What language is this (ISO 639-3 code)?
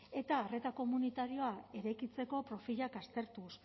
eus